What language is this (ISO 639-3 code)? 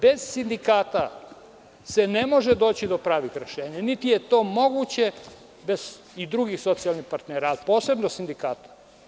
srp